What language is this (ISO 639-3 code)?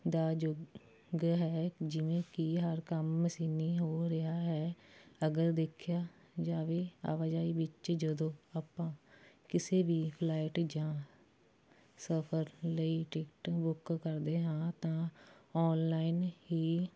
pan